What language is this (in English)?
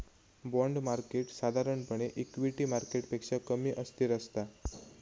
Marathi